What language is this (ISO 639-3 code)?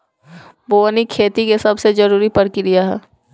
bho